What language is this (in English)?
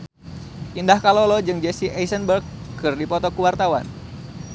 Sundanese